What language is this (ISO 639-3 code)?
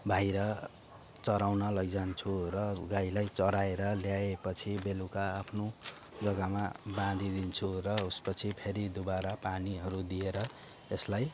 nep